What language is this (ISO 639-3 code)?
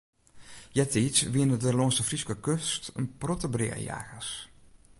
fry